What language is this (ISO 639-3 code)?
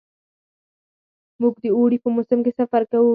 pus